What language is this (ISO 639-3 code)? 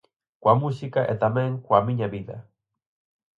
glg